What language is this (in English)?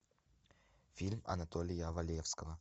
Russian